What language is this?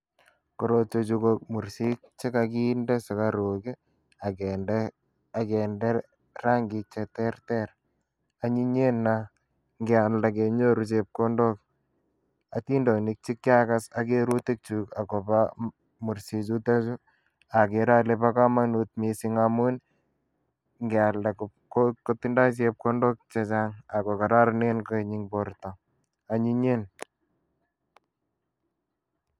Kalenjin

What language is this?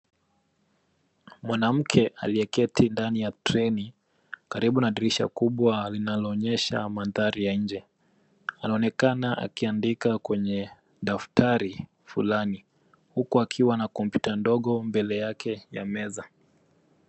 Swahili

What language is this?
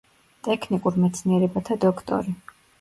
Georgian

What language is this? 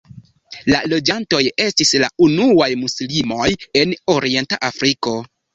Esperanto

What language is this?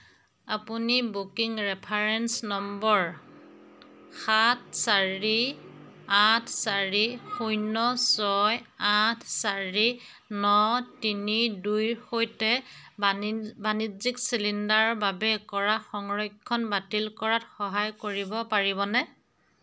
Assamese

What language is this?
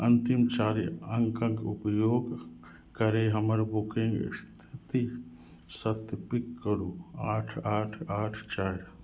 Maithili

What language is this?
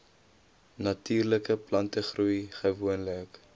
Afrikaans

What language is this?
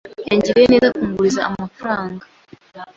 Kinyarwanda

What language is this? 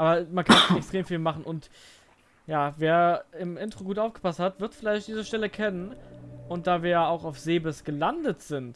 German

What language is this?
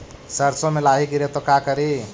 Magahi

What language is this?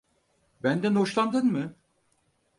Turkish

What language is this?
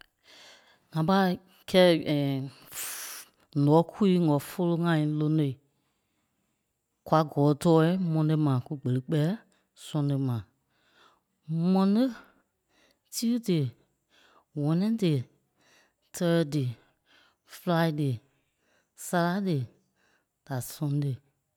Kpelle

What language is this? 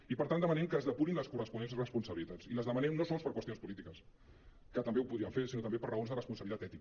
Catalan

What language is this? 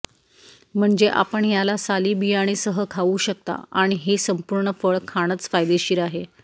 Marathi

